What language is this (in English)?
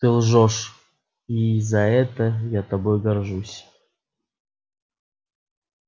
Russian